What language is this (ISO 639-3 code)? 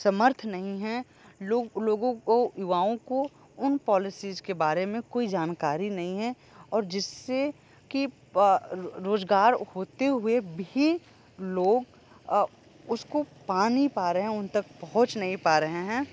hin